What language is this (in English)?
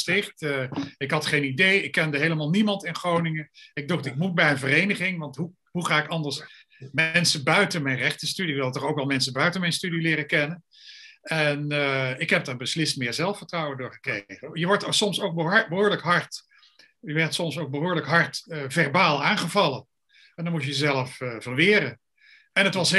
Dutch